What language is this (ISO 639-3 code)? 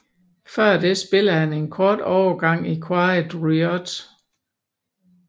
dan